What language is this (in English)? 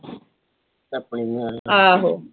Punjabi